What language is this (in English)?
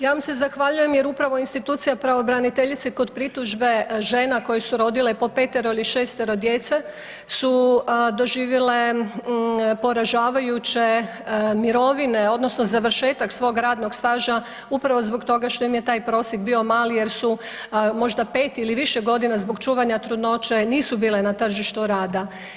Croatian